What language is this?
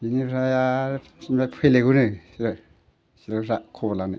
Bodo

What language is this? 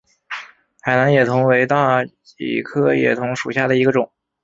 Chinese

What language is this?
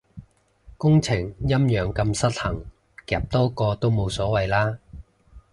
Cantonese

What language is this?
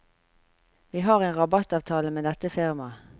Norwegian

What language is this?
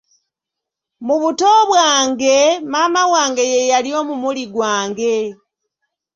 Ganda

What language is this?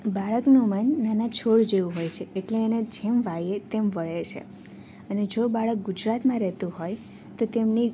Gujarati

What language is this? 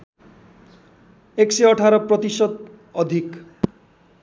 Nepali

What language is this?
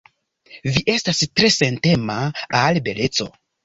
Esperanto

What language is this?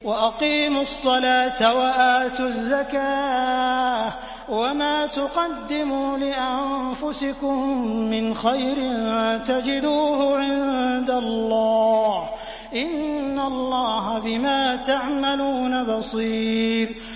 Arabic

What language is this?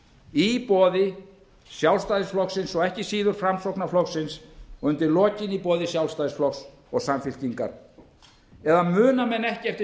Icelandic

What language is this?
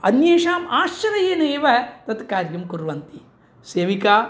Sanskrit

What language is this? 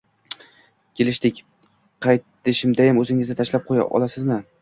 Uzbek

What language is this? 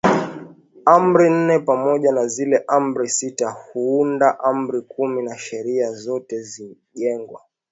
Swahili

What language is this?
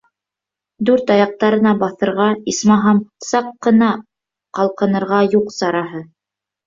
Bashkir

